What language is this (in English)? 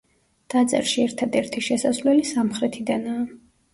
Georgian